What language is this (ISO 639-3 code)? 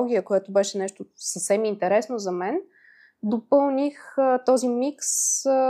bul